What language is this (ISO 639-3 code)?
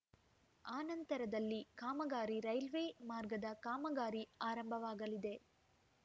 kan